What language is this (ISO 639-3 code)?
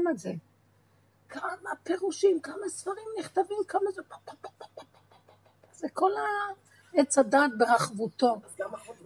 heb